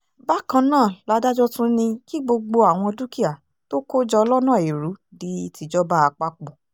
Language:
Yoruba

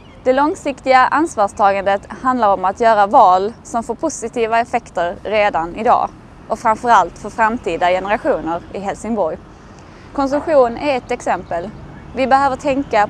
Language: Swedish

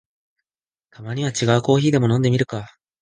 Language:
Japanese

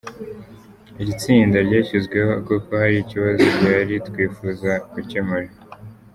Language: Kinyarwanda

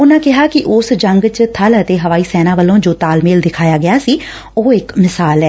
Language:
Punjabi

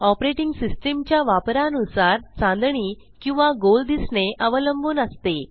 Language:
Marathi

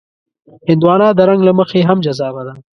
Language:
Pashto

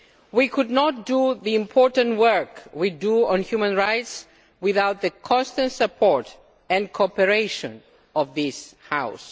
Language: English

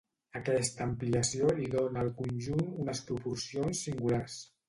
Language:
Catalan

